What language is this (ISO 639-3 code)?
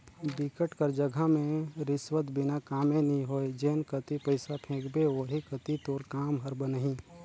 hne